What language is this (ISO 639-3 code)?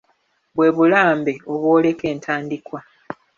lug